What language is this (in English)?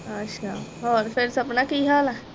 Punjabi